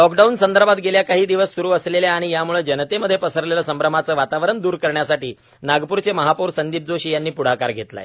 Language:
Marathi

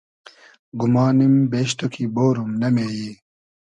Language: Hazaragi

